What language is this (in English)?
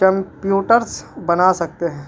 Urdu